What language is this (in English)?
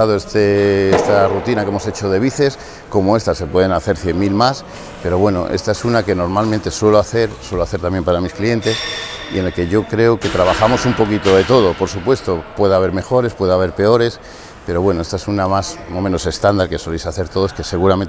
Spanish